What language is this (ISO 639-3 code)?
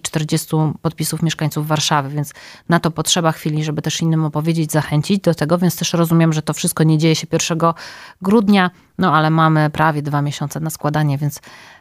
pol